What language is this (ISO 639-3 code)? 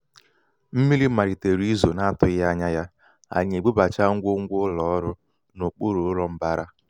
ibo